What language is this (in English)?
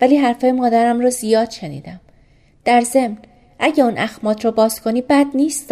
Persian